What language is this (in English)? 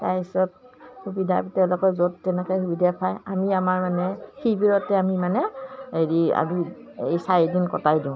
Assamese